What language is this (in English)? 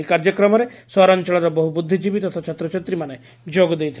Odia